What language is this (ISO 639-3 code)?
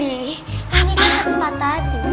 ind